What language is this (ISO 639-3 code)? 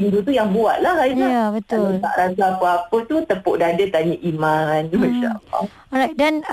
msa